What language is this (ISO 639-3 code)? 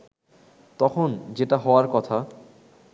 ben